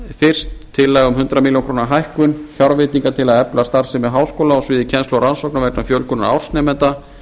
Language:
Icelandic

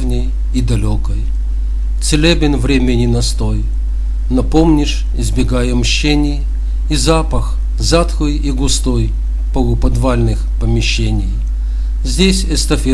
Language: Russian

